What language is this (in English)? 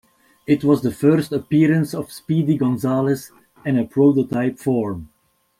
English